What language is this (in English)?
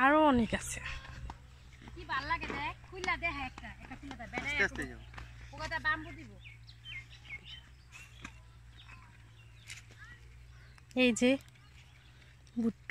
Arabic